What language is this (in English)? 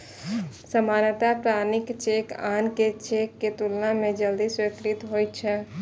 Maithili